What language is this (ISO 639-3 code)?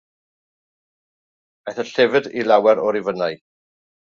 cym